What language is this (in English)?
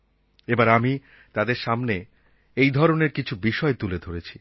Bangla